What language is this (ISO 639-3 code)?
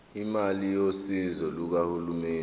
zul